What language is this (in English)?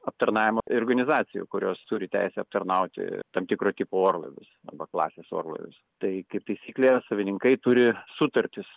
Lithuanian